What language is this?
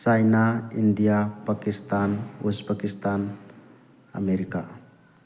Manipuri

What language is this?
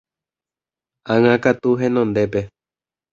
Guarani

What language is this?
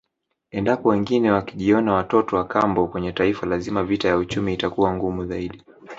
Swahili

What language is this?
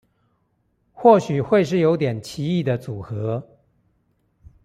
Chinese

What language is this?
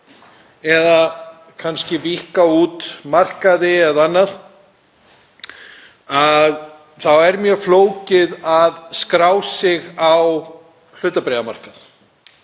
Icelandic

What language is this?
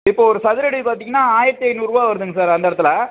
Tamil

